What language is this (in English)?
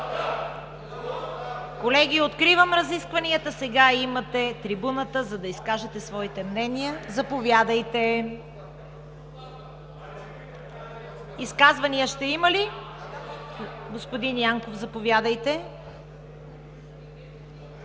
Bulgarian